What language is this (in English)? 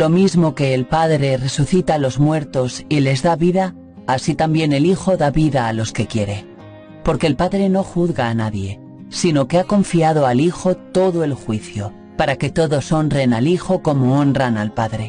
Spanish